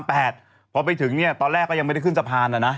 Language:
Thai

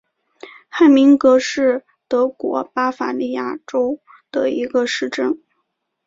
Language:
Chinese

